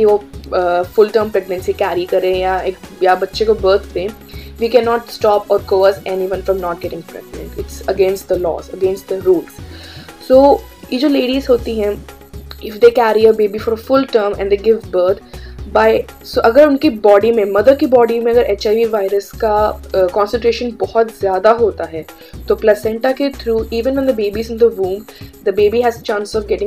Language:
Hindi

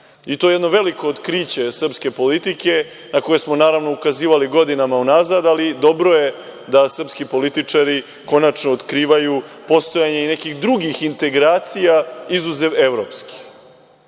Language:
Serbian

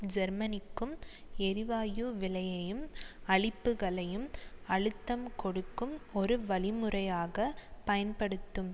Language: Tamil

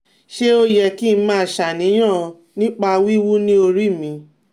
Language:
Yoruba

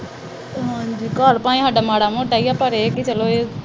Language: Punjabi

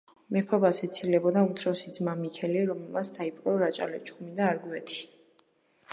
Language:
Georgian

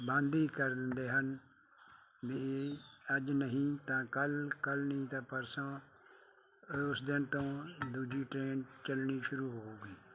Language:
Punjabi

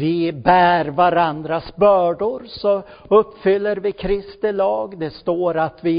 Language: Swedish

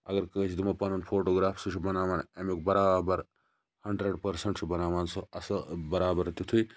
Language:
Kashmiri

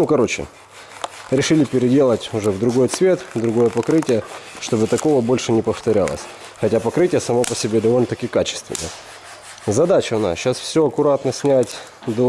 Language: Russian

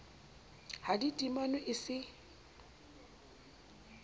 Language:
Southern Sotho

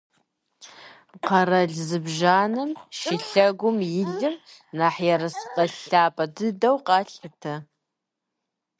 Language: Kabardian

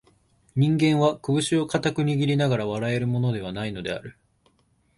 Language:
Japanese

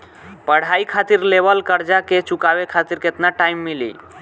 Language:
Bhojpuri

